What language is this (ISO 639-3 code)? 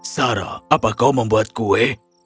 ind